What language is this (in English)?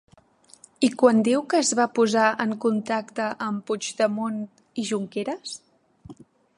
Catalan